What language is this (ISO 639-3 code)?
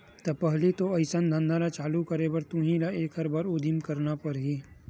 hne